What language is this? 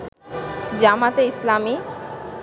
Bangla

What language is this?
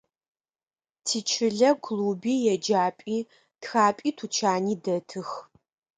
Adyghe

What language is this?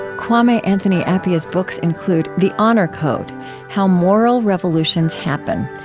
English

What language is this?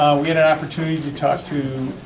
English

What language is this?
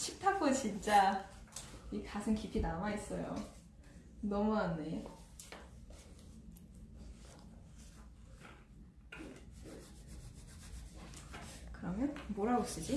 Korean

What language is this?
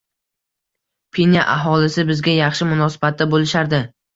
Uzbek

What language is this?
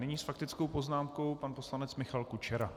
Czech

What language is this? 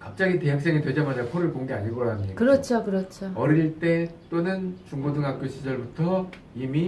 Korean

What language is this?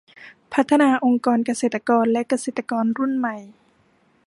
Thai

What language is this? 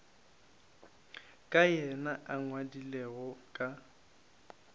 Northern Sotho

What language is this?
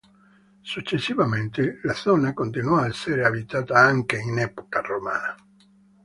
Italian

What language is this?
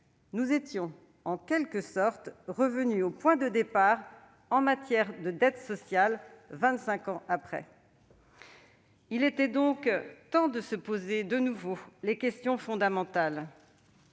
French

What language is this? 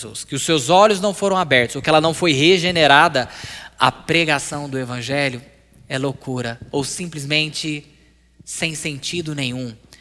Portuguese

